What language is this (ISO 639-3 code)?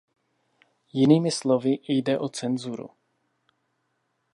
ces